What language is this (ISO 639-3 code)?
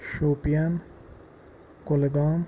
kas